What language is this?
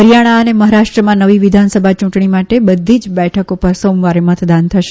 Gujarati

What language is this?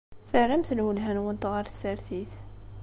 Kabyle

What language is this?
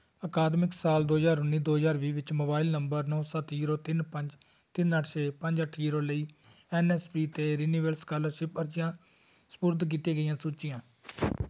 Punjabi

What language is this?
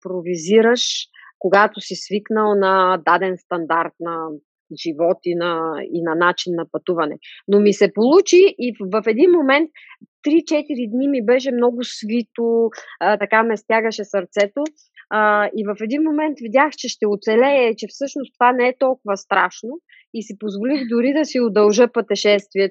Bulgarian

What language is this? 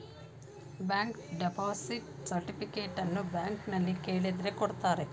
Kannada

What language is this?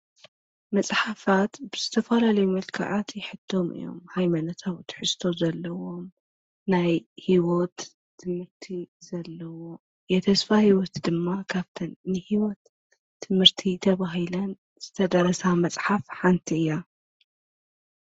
Tigrinya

